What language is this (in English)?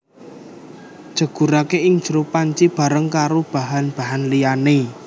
Javanese